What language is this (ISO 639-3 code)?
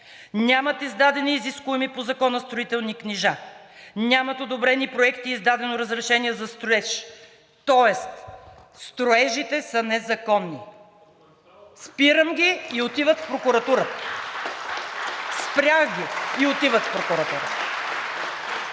bul